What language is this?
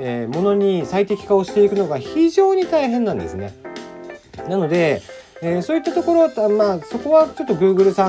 Japanese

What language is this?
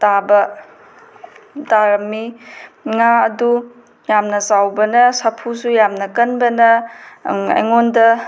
Manipuri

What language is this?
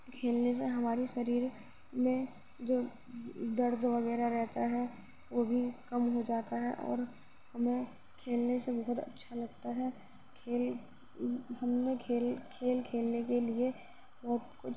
Urdu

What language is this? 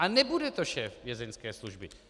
Czech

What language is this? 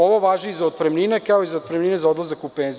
Serbian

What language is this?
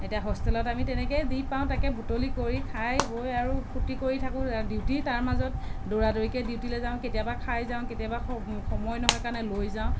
Assamese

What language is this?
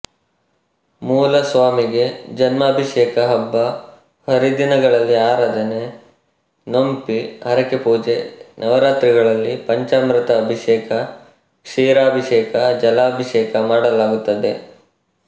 Kannada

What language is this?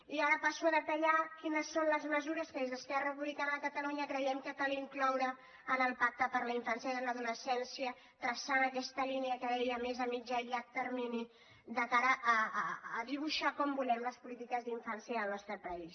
Catalan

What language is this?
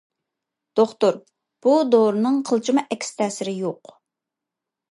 Uyghur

